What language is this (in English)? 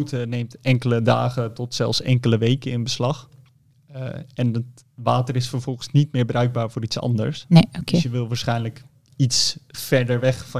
Dutch